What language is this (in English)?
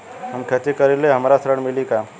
Bhojpuri